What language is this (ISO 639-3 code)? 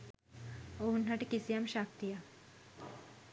sin